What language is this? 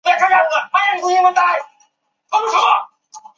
Chinese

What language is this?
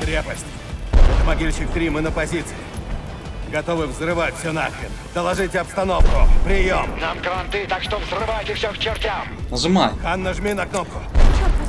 Russian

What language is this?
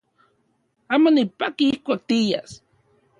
Central Puebla Nahuatl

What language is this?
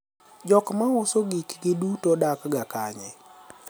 Luo (Kenya and Tanzania)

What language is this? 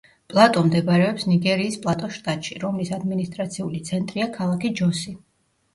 Georgian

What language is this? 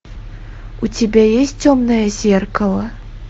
Russian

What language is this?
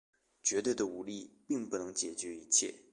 Chinese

